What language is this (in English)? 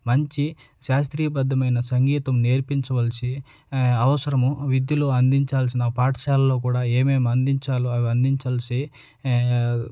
Telugu